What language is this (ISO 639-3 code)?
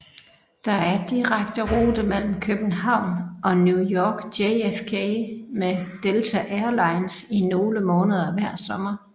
dan